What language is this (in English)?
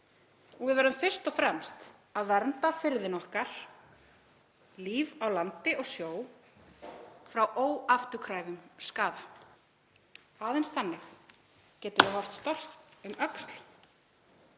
Icelandic